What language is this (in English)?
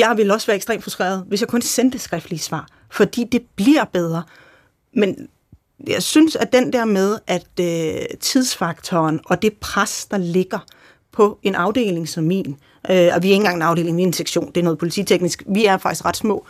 Danish